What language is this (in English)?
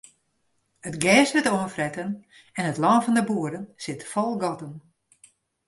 Western Frisian